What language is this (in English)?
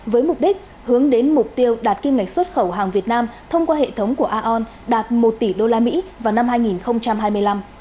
Vietnamese